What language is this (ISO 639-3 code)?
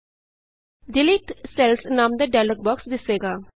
pan